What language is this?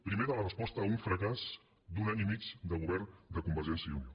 Catalan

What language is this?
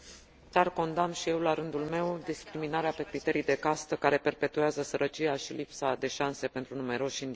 Romanian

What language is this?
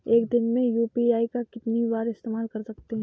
Hindi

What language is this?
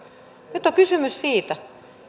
Finnish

